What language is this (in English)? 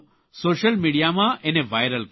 Gujarati